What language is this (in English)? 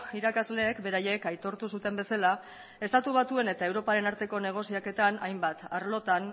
Basque